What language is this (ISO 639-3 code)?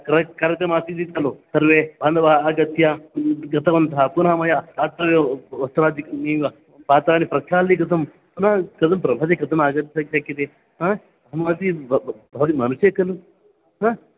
san